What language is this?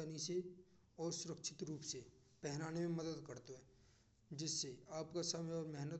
Braj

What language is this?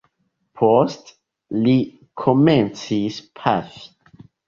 Esperanto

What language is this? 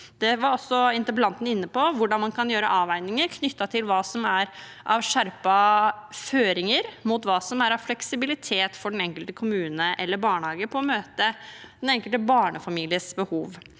Norwegian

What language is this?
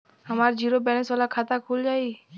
Bhojpuri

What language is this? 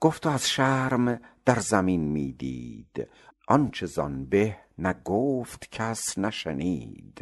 Persian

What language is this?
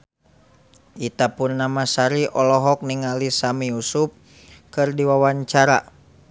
Sundanese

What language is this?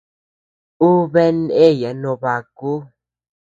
Tepeuxila Cuicatec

